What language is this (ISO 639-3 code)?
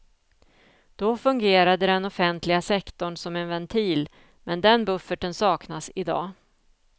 swe